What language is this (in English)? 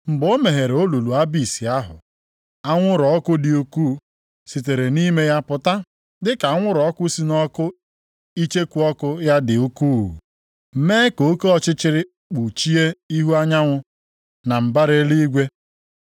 Igbo